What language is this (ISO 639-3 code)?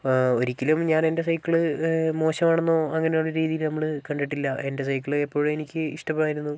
mal